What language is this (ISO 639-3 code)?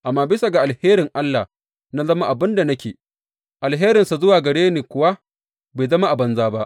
hau